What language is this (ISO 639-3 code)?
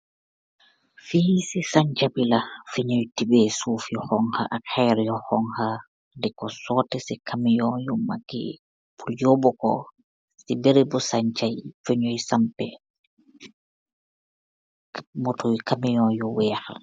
wol